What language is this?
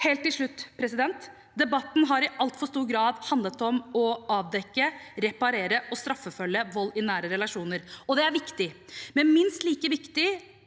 Norwegian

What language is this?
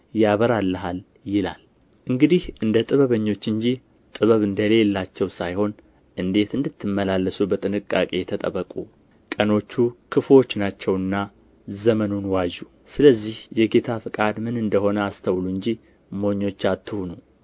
Amharic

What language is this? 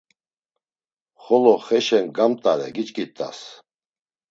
Laz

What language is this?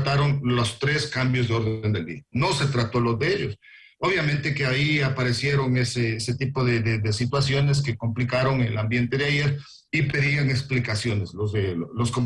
Spanish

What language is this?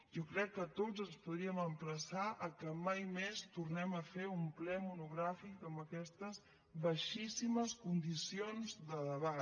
Catalan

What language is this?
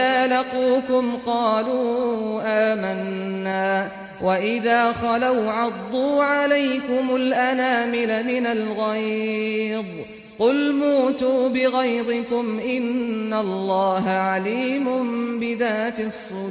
Arabic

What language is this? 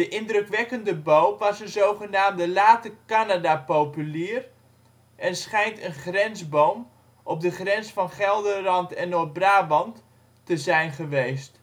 Dutch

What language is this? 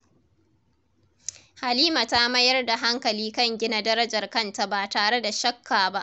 Hausa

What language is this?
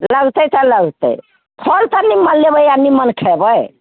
Maithili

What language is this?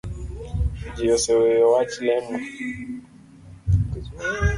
Luo (Kenya and Tanzania)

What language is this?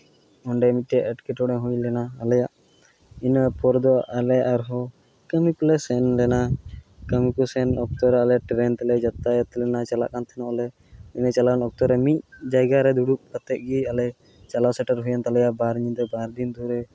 Santali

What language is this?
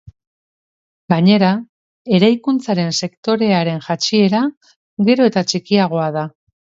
Basque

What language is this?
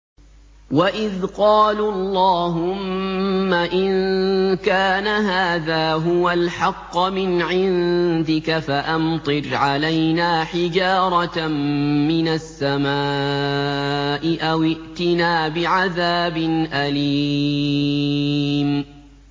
Arabic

